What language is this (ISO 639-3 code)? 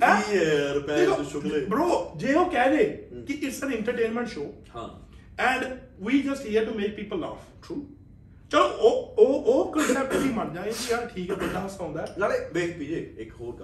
pan